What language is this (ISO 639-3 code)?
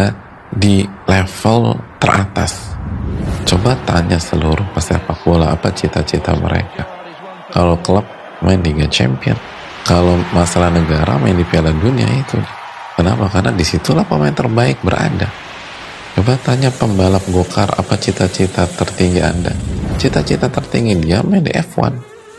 ind